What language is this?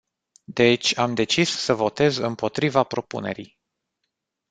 Romanian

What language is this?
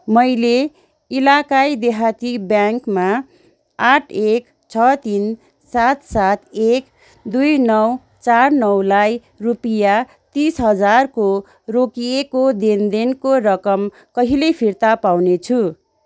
Nepali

